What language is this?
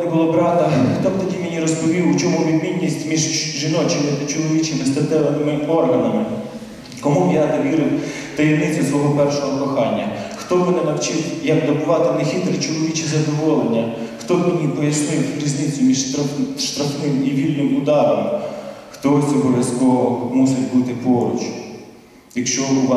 Romanian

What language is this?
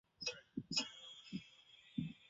Chinese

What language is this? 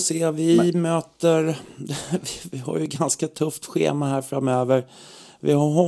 Swedish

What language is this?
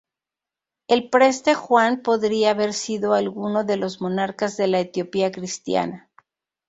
Spanish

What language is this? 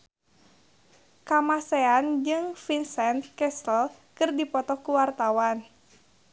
Sundanese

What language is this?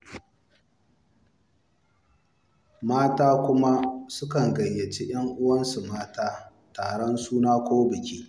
Hausa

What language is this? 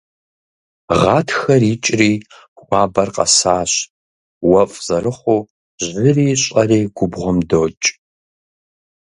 Kabardian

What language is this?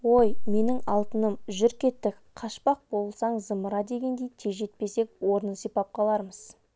Kazakh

